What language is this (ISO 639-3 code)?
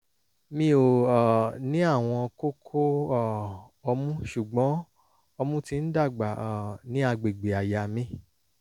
yor